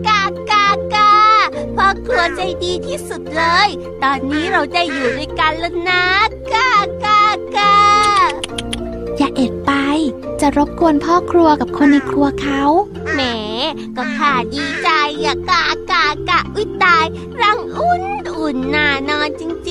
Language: Thai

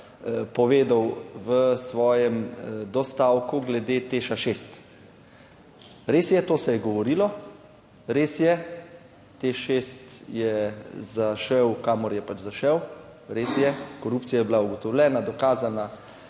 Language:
Slovenian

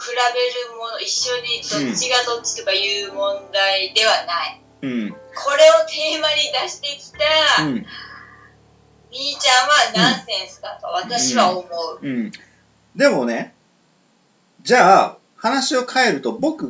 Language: Japanese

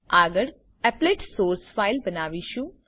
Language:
Gujarati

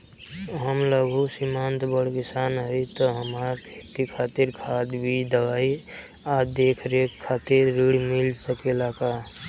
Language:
Bhojpuri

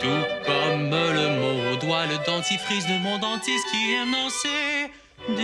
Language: French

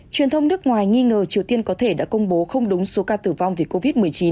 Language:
Vietnamese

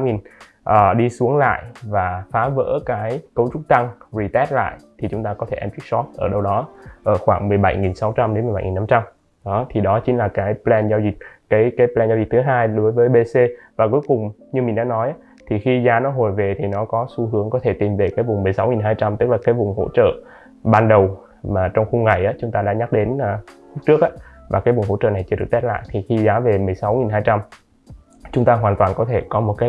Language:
Vietnamese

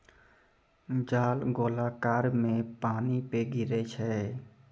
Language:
Maithili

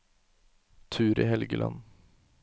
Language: Norwegian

